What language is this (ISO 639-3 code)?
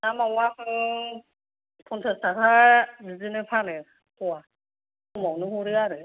brx